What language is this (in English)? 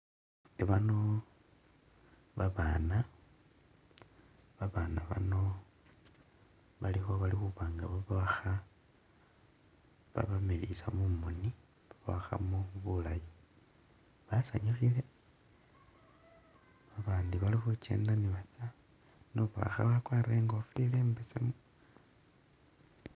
Masaaba